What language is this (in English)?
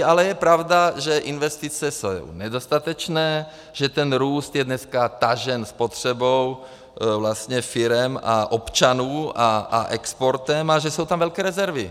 Czech